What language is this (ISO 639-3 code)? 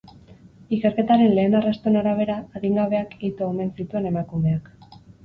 eus